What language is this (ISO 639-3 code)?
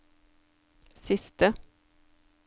nor